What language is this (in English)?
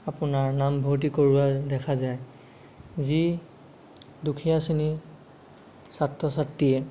Assamese